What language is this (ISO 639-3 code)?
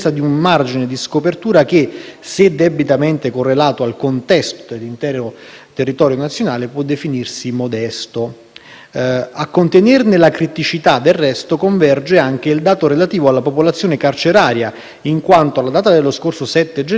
ita